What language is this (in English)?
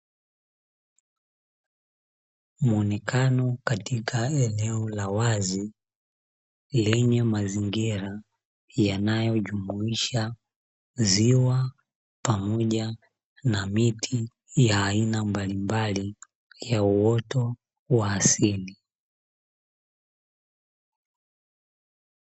Swahili